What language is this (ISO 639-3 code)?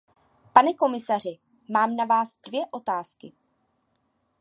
ces